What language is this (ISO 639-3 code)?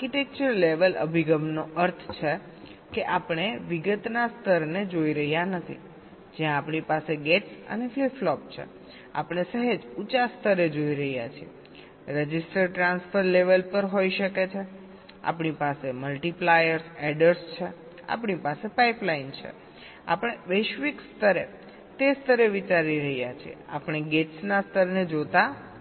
guj